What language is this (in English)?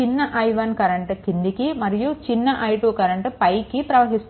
Telugu